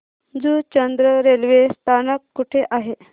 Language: Marathi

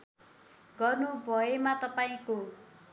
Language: Nepali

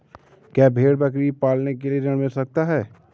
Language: Hindi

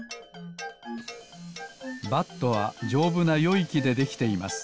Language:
Japanese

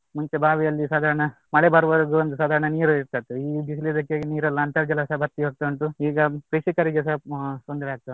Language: Kannada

